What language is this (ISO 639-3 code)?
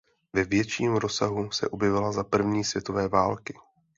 ces